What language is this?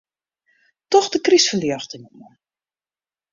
Western Frisian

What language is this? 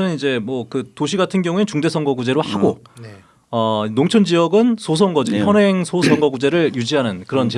Korean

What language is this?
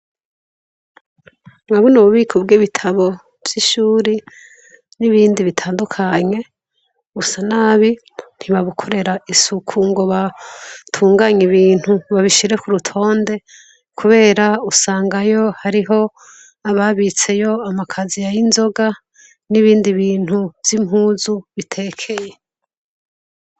Rundi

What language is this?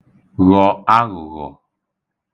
Igbo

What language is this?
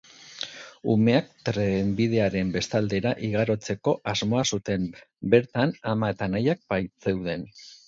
Basque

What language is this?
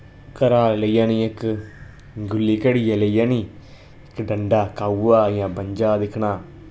Dogri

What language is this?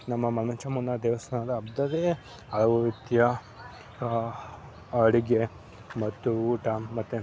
Kannada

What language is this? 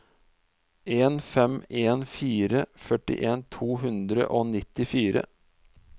Norwegian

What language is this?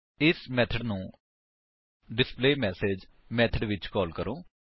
Punjabi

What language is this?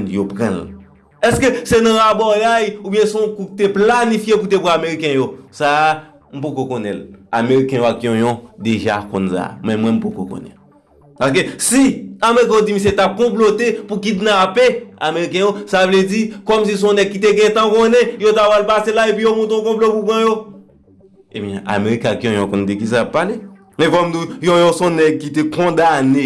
French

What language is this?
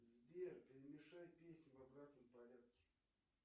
Russian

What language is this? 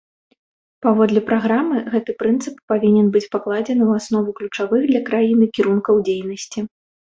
Belarusian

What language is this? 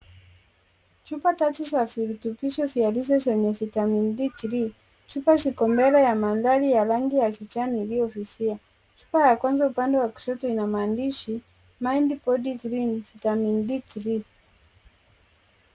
Swahili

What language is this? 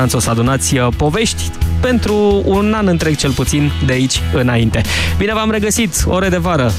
Romanian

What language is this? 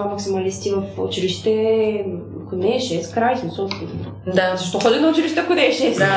Bulgarian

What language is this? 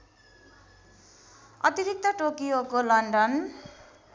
Nepali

